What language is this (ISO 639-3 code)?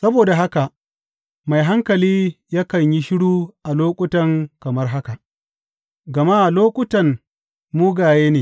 hau